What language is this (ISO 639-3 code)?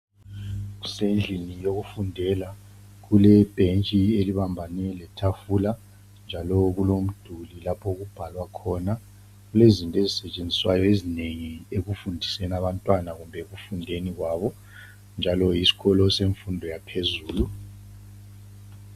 nde